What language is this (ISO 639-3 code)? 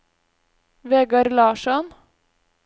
nor